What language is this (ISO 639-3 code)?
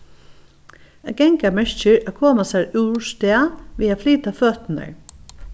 fao